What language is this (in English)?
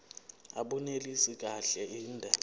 Zulu